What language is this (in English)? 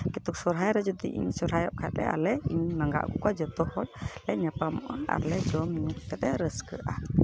Santali